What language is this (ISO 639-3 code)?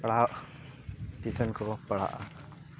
sat